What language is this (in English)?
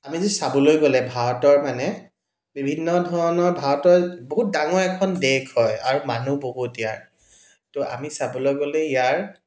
Assamese